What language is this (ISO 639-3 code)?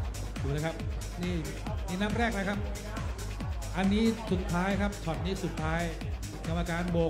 tha